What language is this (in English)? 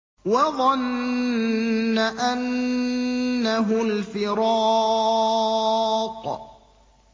Arabic